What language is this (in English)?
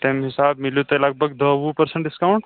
Kashmiri